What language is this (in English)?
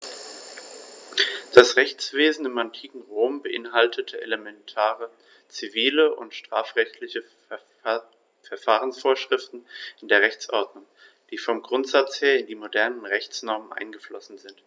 German